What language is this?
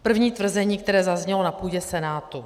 Czech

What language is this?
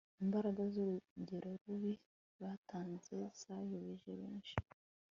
Kinyarwanda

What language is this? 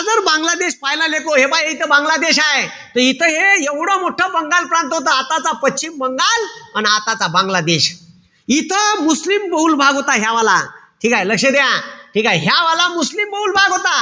Marathi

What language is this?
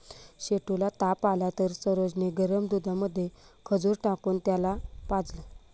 Marathi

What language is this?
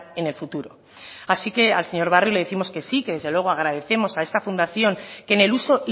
Spanish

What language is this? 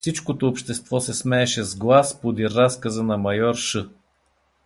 Bulgarian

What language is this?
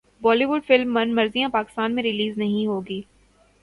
Urdu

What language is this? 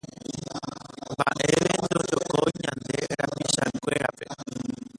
Guarani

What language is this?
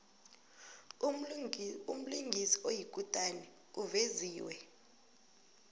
South Ndebele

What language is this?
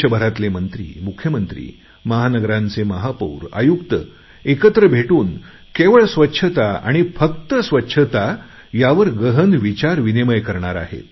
Marathi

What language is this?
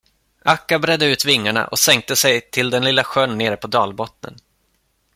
Swedish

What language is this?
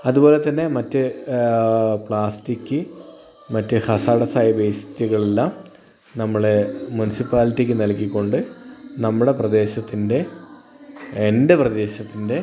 Malayalam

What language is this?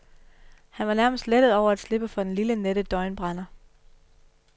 Danish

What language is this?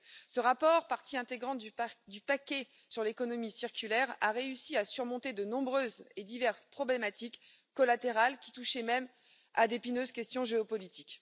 French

